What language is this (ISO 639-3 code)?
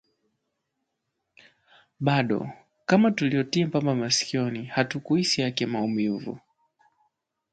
swa